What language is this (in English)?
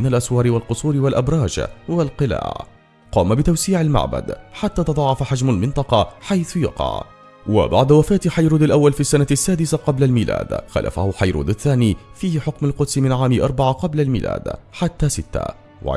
Arabic